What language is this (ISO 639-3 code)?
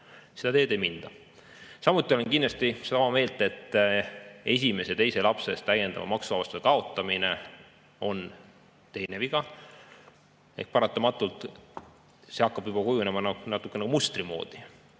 est